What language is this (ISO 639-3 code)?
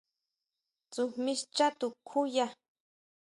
mau